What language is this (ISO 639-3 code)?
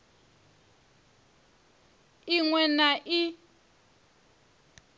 ven